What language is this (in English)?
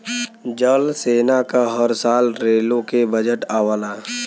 Bhojpuri